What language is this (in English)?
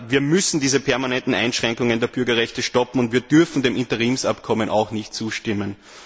German